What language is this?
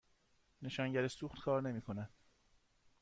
Persian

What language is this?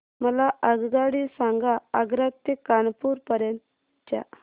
Marathi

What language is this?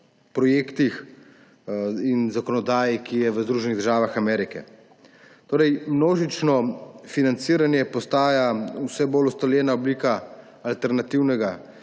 Slovenian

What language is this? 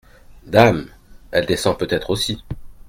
French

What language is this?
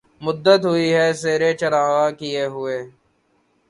Urdu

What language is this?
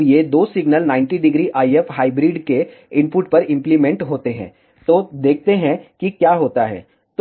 Hindi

